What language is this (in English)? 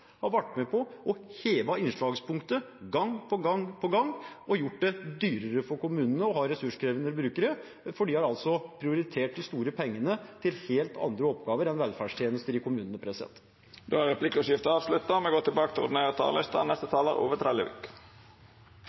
Norwegian